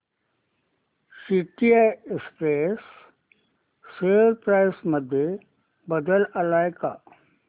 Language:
Marathi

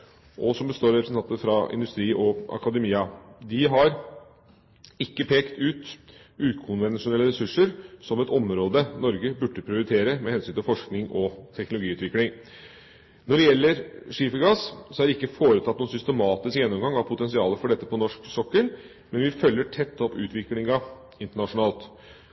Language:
Norwegian Bokmål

